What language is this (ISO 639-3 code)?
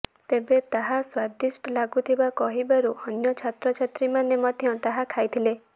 ori